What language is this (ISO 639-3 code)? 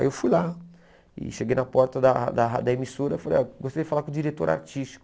por